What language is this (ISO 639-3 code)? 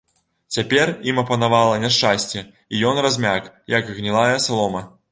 bel